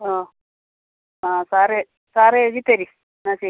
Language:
Malayalam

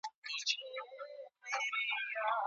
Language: Pashto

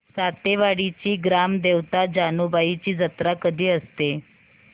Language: Marathi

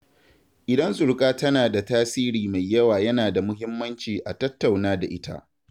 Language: Hausa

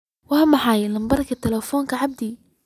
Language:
Somali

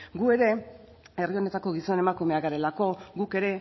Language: Basque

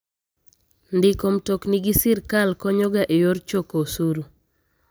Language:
Luo (Kenya and Tanzania)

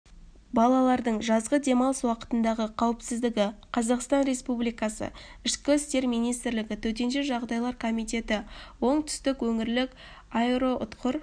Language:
Kazakh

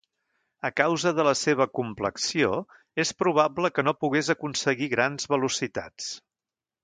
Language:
Catalan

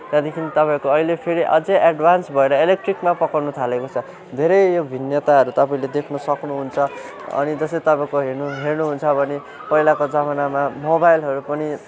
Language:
Nepali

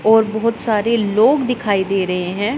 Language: Hindi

